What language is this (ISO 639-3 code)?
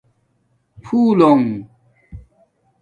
dmk